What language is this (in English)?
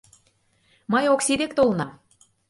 Mari